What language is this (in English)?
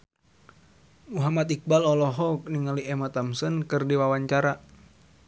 Sundanese